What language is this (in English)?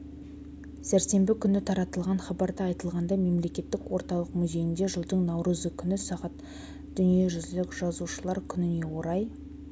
Kazakh